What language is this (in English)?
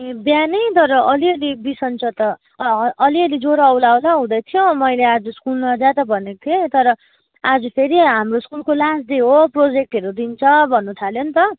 Nepali